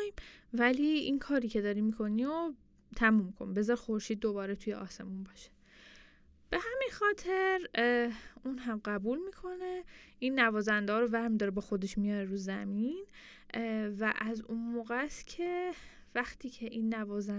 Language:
Persian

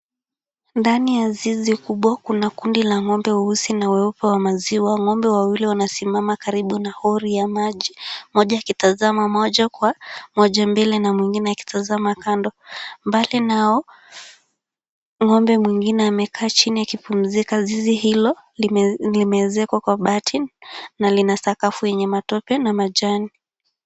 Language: Swahili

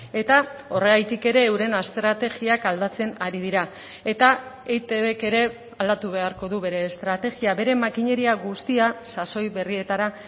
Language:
Basque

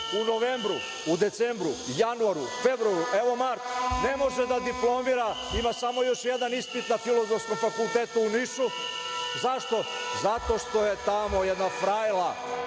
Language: Serbian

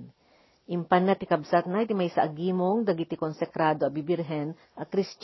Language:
Filipino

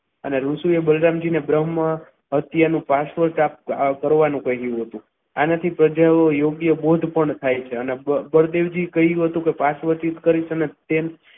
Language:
Gujarati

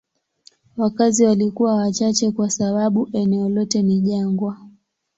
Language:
Swahili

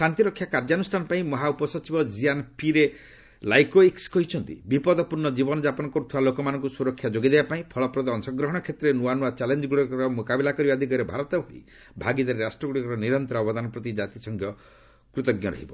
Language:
Odia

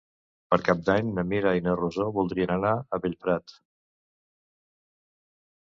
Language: Catalan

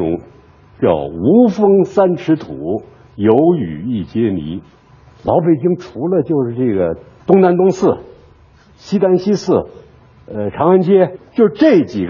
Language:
Chinese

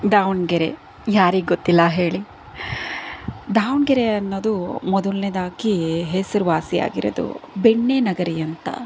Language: Kannada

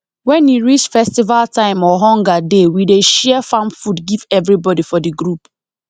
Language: Nigerian Pidgin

